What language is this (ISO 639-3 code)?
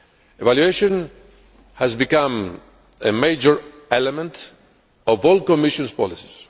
eng